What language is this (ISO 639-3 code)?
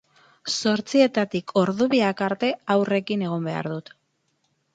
eus